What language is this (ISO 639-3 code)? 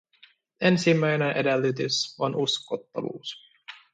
fin